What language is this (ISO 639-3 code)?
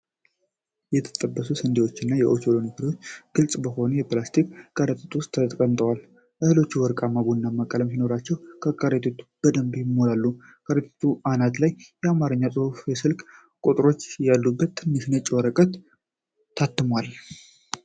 amh